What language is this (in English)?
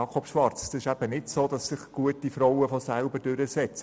Swiss German